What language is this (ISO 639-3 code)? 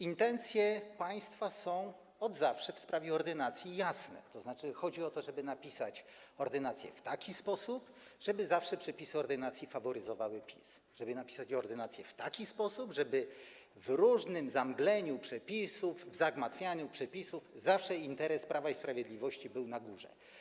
pol